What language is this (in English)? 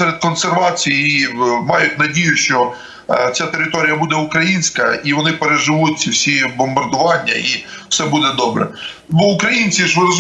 Ukrainian